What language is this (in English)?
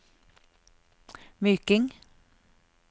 Norwegian